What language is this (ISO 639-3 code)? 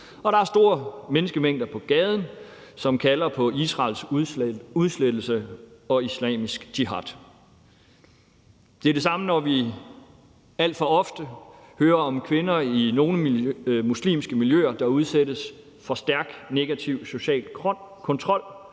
dan